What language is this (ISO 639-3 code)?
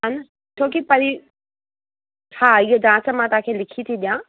snd